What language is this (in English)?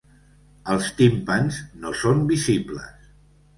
Catalan